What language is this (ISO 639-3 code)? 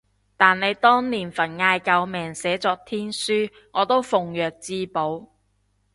yue